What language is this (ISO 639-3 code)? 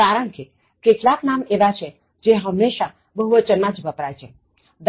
guj